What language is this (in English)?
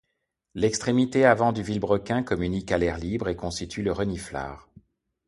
French